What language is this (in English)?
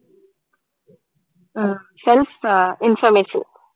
Tamil